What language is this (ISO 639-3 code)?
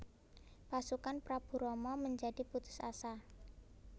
jav